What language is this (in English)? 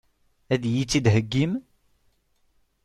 Kabyle